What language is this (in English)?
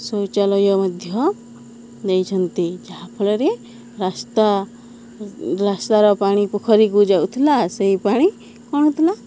Odia